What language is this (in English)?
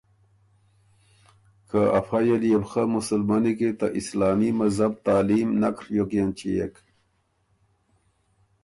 Ormuri